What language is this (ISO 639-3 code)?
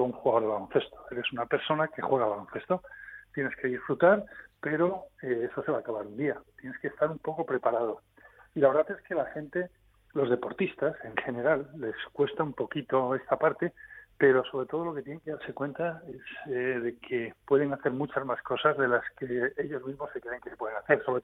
spa